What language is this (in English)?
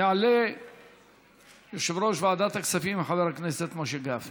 Hebrew